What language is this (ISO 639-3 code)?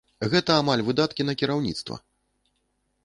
bel